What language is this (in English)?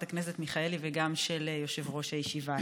Hebrew